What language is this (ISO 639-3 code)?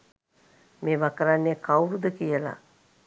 sin